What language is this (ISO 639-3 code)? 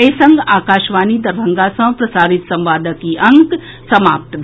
mai